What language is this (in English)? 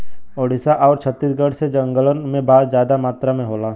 Bhojpuri